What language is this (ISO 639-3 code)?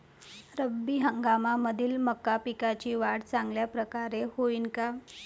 mar